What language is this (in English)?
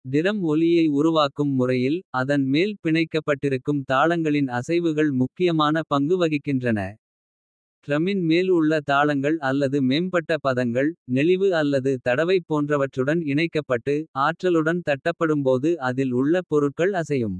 Kota (India)